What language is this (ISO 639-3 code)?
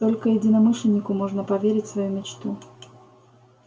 rus